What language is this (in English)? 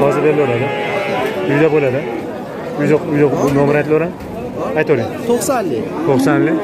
Turkish